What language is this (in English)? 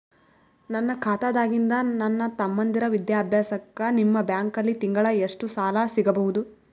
Kannada